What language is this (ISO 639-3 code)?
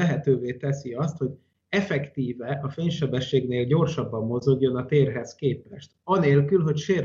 hun